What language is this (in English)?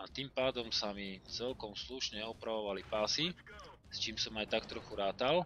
Slovak